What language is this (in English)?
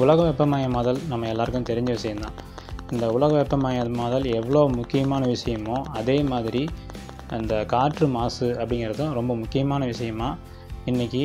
Tamil